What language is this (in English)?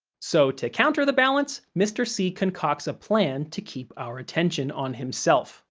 English